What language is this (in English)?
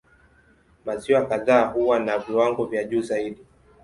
Swahili